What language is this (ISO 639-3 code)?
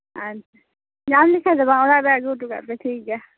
sat